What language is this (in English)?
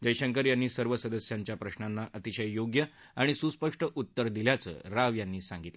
Marathi